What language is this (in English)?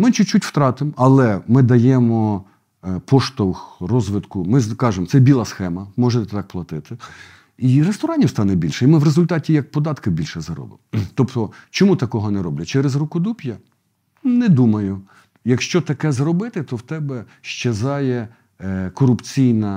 Ukrainian